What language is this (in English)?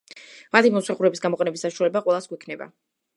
Georgian